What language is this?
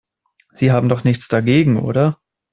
German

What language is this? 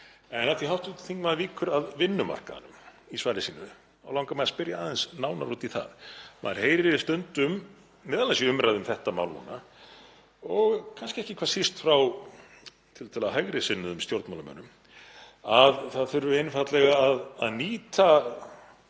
Icelandic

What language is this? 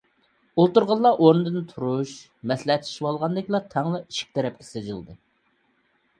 Uyghur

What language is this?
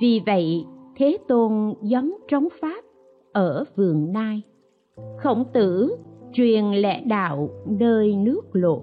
Vietnamese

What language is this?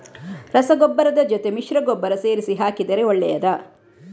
Kannada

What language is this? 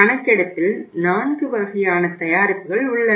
Tamil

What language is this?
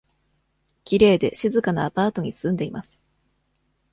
Japanese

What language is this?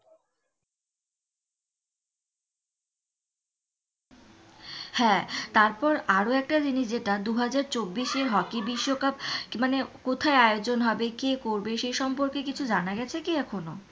Bangla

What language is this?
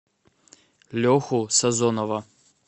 Russian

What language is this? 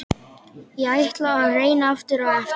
Icelandic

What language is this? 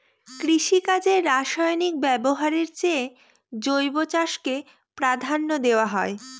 Bangla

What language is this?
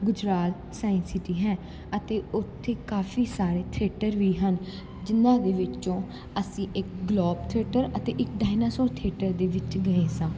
Punjabi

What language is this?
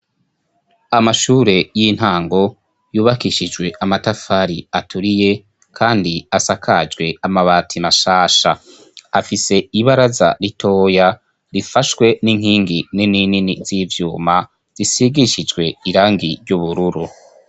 Rundi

